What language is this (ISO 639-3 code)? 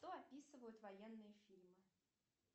rus